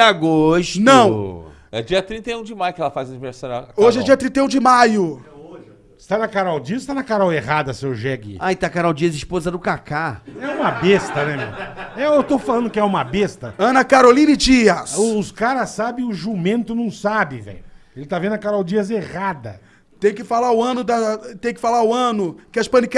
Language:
Portuguese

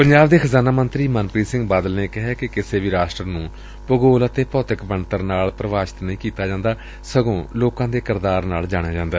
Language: Punjabi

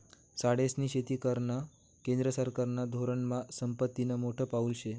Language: Marathi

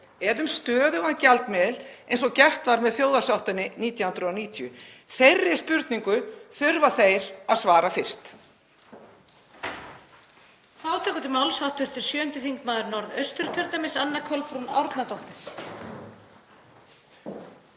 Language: Icelandic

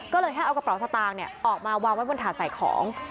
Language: Thai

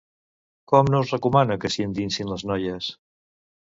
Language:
Catalan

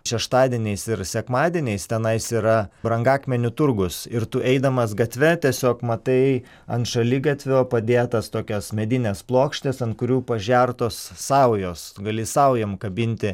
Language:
Lithuanian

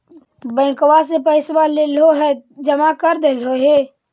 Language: Magahi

